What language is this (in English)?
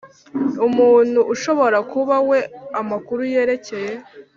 Kinyarwanda